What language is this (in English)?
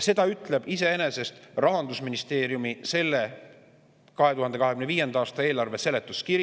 Estonian